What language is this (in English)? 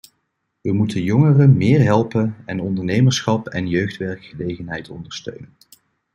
Dutch